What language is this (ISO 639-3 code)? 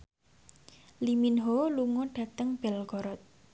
jav